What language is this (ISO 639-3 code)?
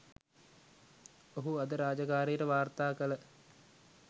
sin